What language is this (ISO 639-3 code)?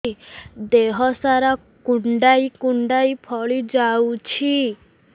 ori